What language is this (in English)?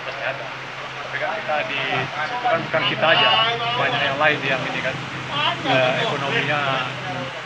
Indonesian